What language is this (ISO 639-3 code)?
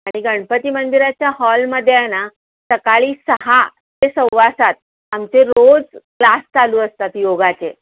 mar